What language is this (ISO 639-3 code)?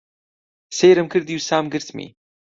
ckb